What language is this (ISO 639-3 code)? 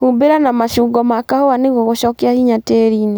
kik